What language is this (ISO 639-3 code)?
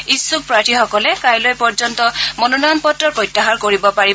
asm